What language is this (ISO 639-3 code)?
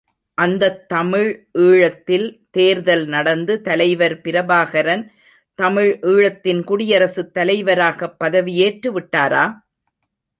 tam